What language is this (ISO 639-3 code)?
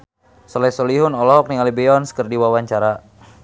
sun